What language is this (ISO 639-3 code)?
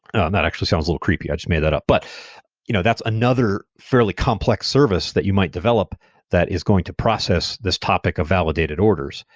eng